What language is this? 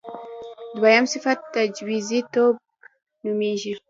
Pashto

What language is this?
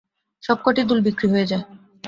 Bangla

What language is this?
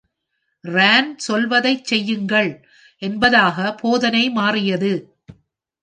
Tamil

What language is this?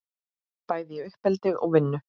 Icelandic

